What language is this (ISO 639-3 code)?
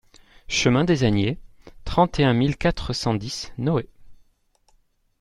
fra